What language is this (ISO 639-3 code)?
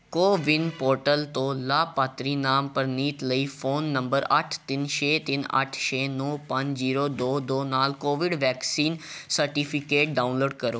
pan